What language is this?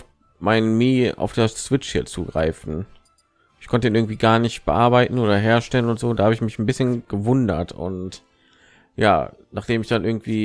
German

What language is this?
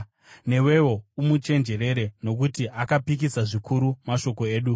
Shona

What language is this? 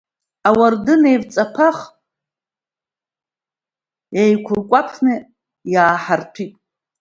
Abkhazian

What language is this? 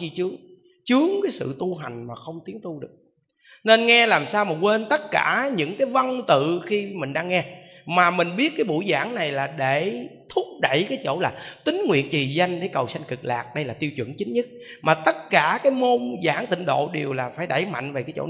Vietnamese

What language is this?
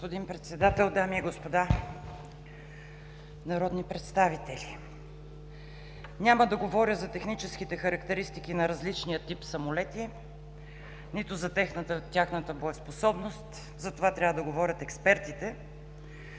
Bulgarian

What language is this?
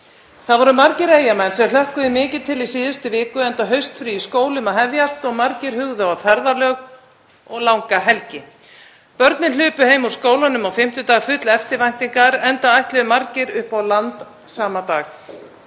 Icelandic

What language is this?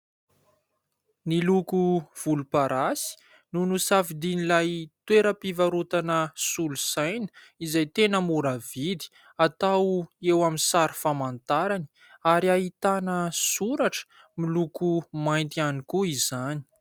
Malagasy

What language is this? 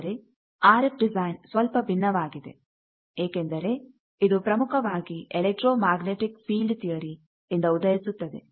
Kannada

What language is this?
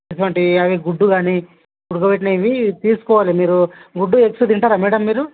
Telugu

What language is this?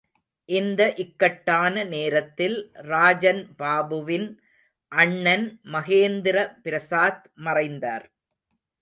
Tamil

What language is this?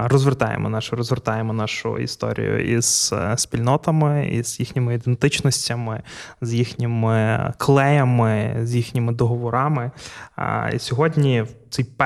Ukrainian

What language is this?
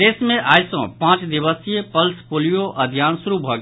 Maithili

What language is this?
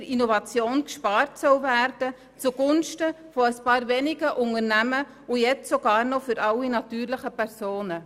Swiss German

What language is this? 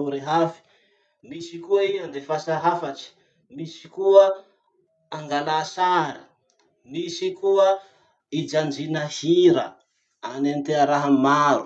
Masikoro Malagasy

